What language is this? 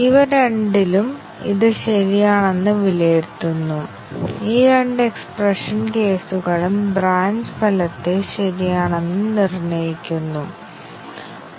Malayalam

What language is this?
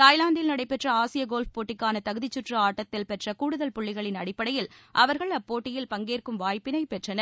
Tamil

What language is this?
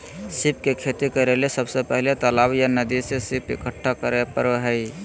Magahi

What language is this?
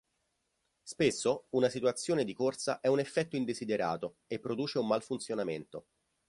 Italian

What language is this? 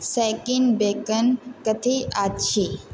Maithili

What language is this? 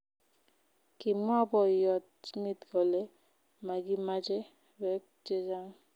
Kalenjin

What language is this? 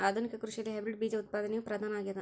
Kannada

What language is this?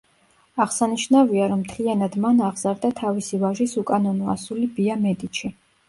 Georgian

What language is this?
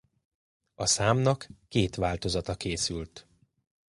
Hungarian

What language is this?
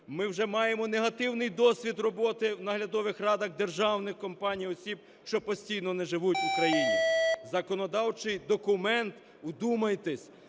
Ukrainian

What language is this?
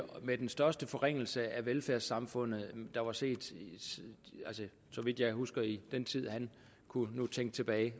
Danish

